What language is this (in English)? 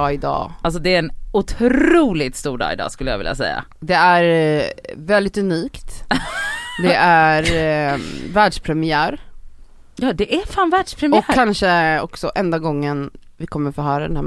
Swedish